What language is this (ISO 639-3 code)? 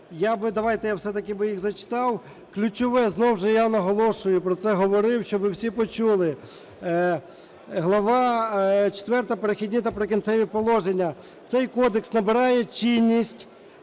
ukr